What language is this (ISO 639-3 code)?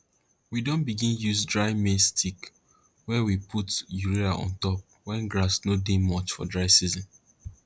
pcm